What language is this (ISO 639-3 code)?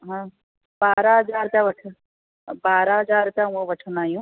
snd